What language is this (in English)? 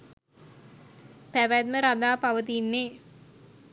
Sinhala